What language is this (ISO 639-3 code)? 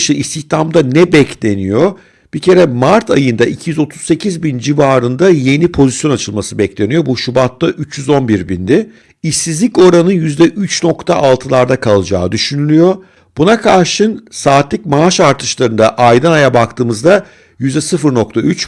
tur